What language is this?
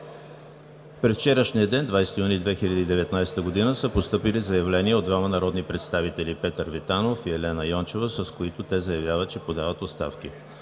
Bulgarian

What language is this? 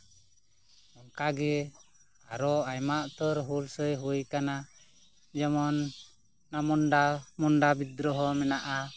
Santali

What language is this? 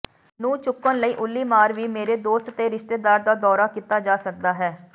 Punjabi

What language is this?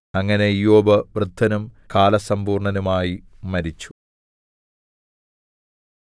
Malayalam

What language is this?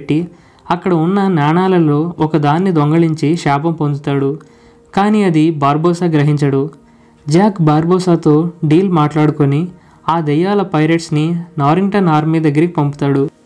Hindi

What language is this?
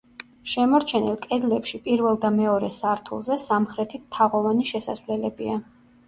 Georgian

